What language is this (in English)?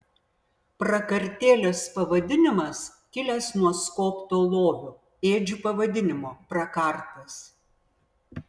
Lithuanian